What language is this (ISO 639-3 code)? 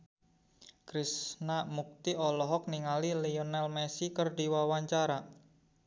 sun